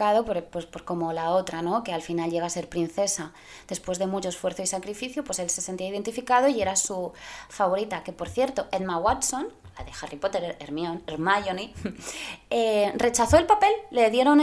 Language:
Spanish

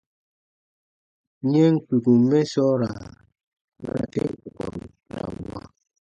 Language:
Baatonum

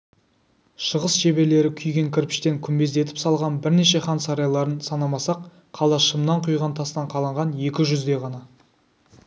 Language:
Kazakh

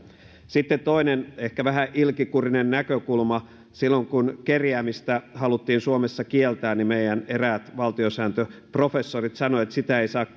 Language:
Finnish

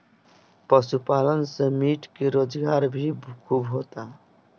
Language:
Bhojpuri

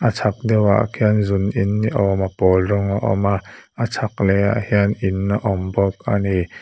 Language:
Mizo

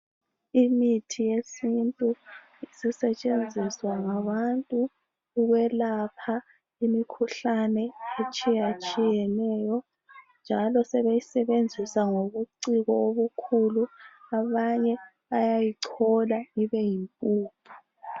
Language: North Ndebele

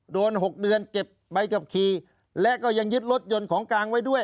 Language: Thai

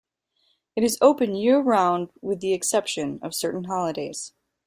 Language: English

